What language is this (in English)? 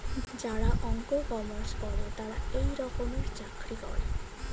Bangla